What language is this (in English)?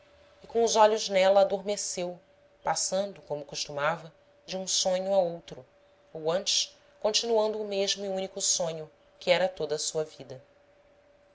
Portuguese